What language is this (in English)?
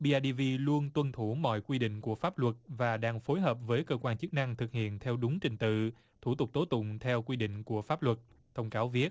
Vietnamese